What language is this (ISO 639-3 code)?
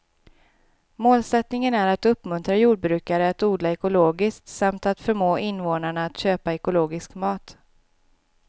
swe